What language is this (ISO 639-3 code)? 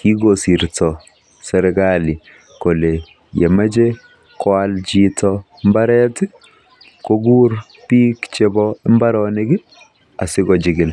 kln